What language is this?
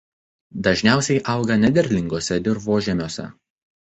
Lithuanian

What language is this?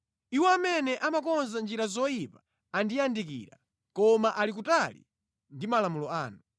Nyanja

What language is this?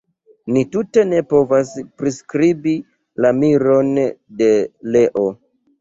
Esperanto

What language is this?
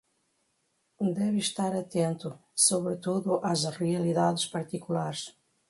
Portuguese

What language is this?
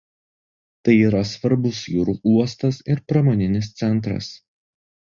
Lithuanian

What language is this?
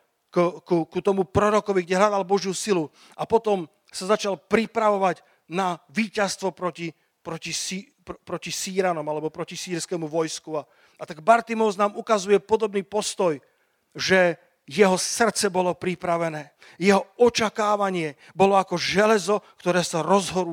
Slovak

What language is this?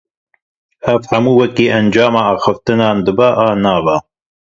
Kurdish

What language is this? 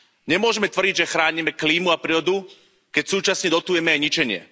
Slovak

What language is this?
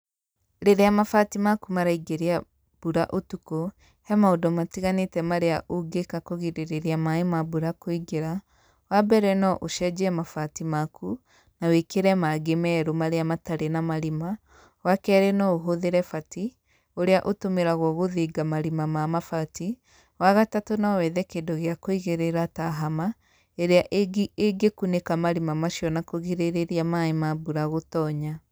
Kikuyu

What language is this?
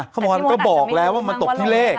Thai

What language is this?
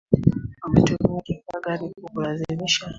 Swahili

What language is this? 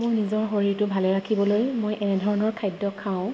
Assamese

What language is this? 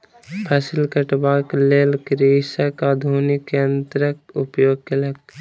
Maithili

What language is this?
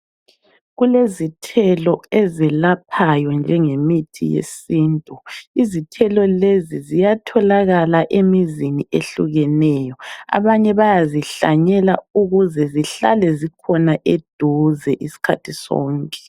North Ndebele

